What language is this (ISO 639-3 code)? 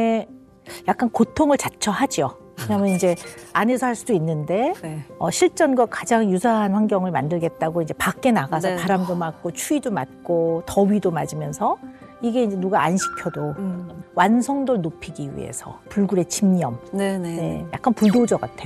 kor